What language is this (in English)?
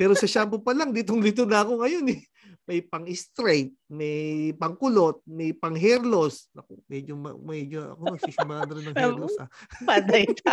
Filipino